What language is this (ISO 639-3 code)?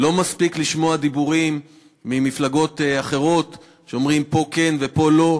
heb